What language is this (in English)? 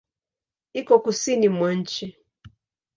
Swahili